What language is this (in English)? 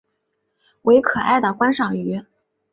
Chinese